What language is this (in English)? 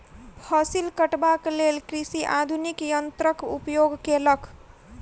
Maithili